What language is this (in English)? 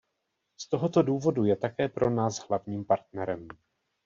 Czech